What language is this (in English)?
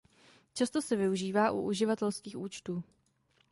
Czech